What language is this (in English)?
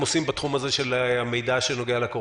Hebrew